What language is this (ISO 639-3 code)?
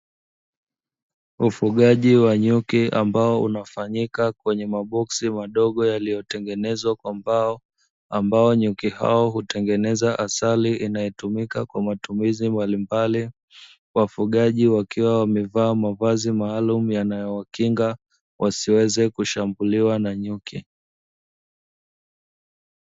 swa